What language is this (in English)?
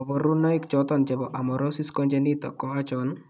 Kalenjin